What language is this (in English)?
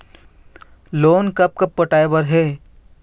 Chhattisgarhi